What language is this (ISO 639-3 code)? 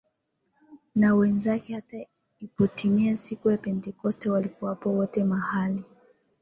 swa